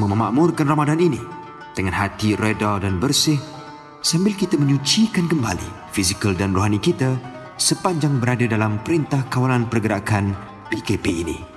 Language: Malay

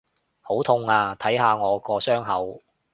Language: Cantonese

